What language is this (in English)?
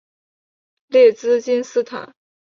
Chinese